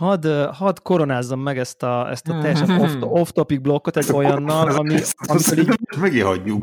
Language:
Hungarian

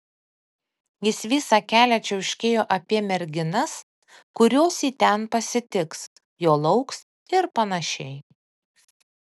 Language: Lithuanian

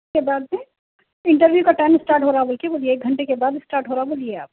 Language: Urdu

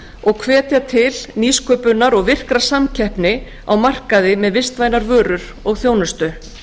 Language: Icelandic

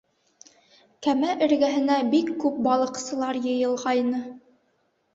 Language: Bashkir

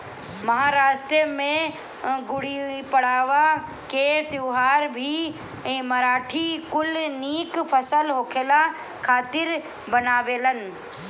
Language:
Bhojpuri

